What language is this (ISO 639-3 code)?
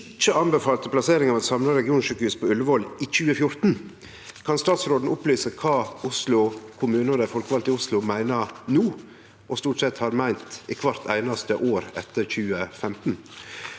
nor